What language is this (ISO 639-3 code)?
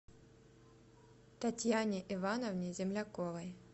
rus